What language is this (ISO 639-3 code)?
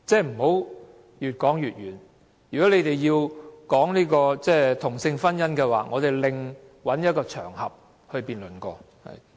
yue